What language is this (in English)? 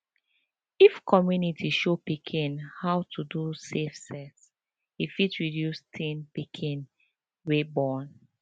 Nigerian Pidgin